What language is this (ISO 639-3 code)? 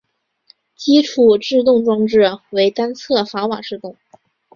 zho